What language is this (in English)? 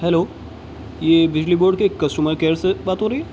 Urdu